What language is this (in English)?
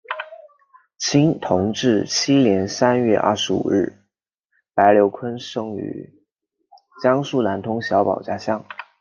Chinese